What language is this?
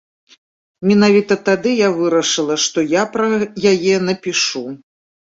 Belarusian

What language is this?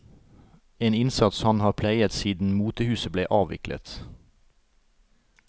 Norwegian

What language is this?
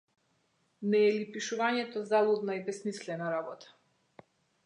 Macedonian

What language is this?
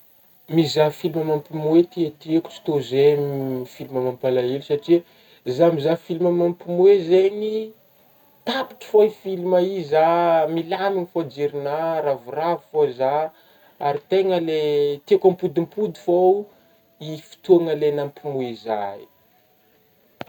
Northern Betsimisaraka Malagasy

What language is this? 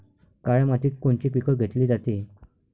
Marathi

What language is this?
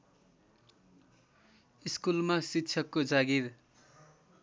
Nepali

